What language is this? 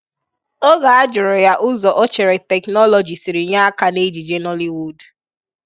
Igbo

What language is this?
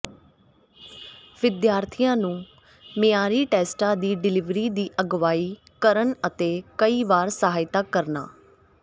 Punjabi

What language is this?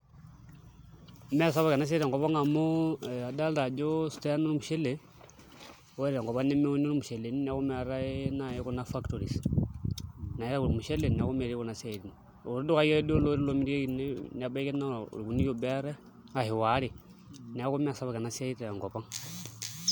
Masai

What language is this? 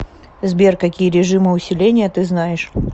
Russian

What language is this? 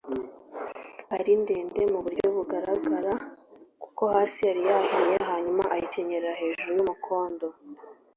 Kinyarwanda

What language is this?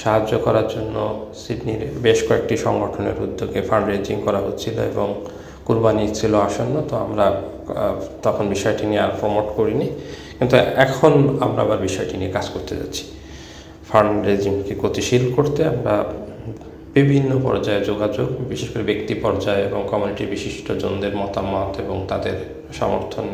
Bangla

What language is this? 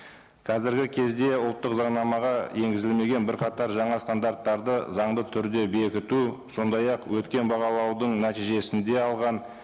Kazakh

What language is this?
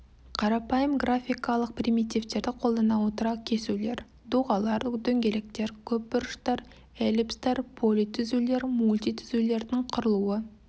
Kazakh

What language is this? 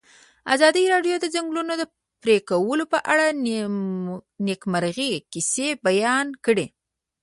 Pashto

